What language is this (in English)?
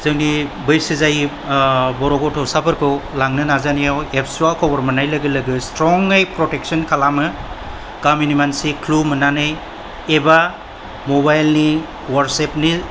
Bodo